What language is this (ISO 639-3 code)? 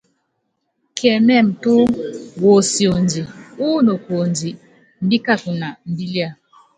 yav